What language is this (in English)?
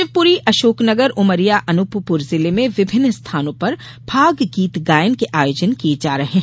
Hindi